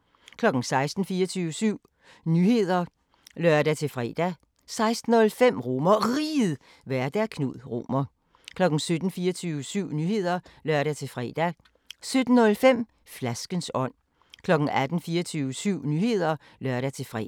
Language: Danish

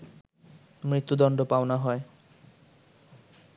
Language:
Bangla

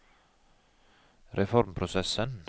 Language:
Norwegian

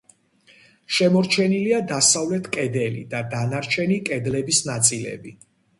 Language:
Georgian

